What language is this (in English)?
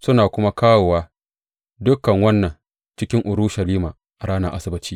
Hausa